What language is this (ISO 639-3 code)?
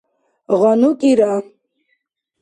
dar